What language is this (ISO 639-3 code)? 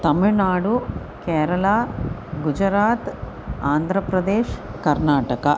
san